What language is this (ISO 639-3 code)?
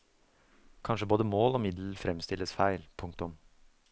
nor